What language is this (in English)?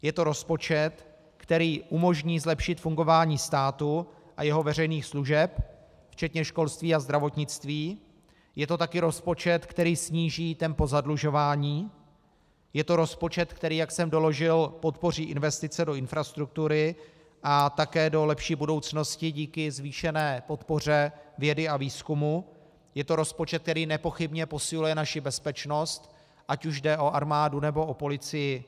Czech